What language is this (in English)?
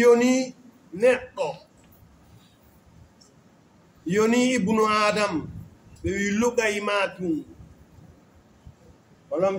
Arabic